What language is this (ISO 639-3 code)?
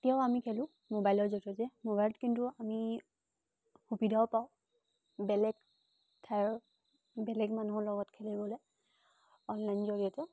asm